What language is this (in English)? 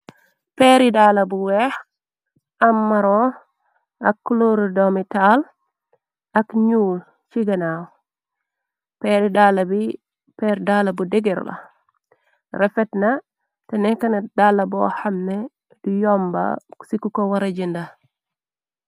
Wolof